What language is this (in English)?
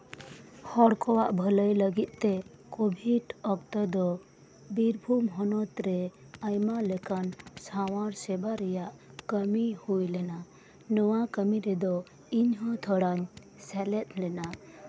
Santali